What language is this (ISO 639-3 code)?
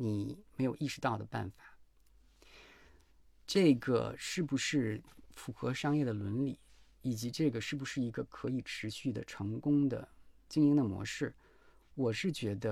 zho